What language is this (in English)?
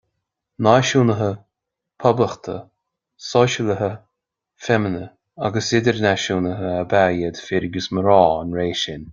Irish